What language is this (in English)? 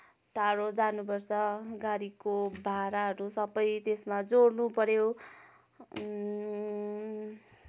Nepali